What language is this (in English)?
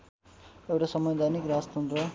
Nepali